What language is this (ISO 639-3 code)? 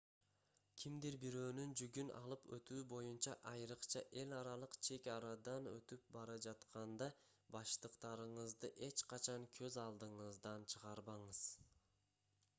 kir